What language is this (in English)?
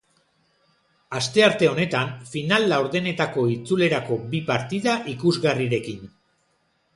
Basque